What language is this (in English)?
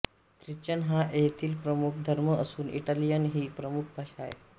Marathi